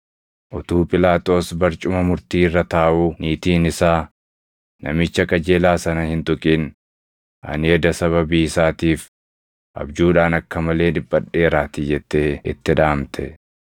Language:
Oromo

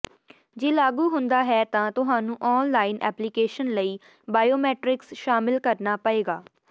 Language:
Punjabi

